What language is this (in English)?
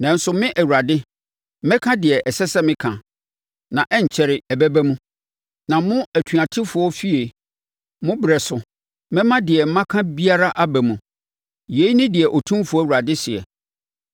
Akan